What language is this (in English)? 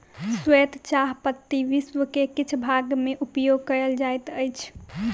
Maithili